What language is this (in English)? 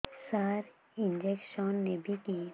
Odia